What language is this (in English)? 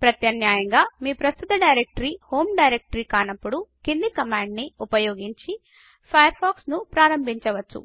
Telugu